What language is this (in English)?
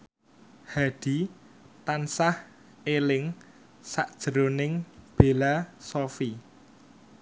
Javanese